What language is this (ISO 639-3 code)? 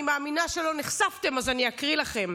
heb